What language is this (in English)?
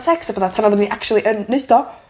Welsh